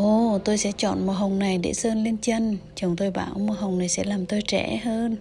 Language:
Vietnamese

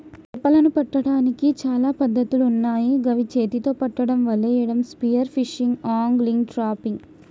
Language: Telugu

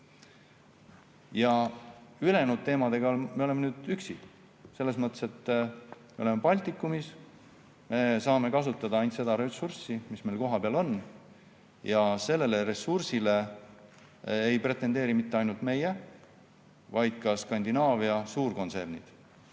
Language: Estonian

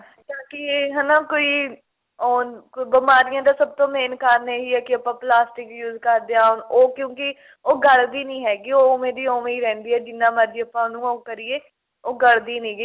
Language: Punjabi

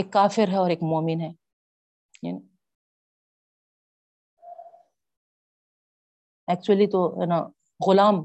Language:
Urdu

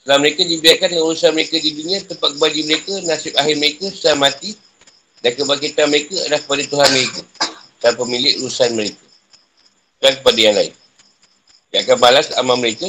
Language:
Malay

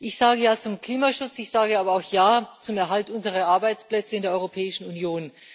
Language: German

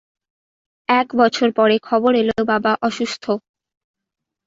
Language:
Bangla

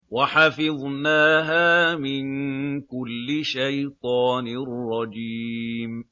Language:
Arabic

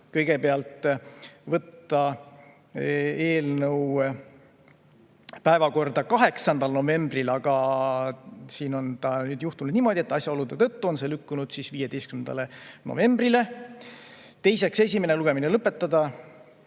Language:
Estonian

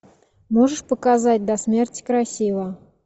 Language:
Russian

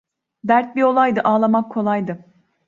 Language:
Turkish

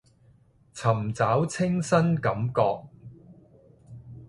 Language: Cantonese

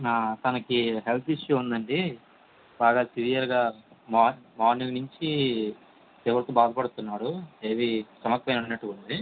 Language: Telugu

